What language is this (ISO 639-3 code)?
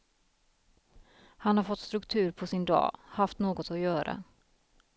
swe